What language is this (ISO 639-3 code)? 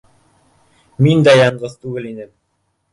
bak